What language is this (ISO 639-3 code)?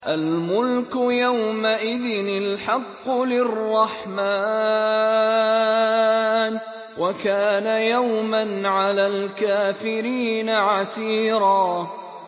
ara